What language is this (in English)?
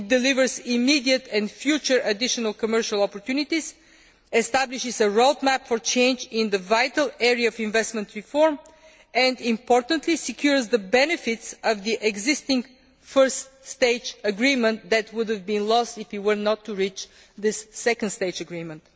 English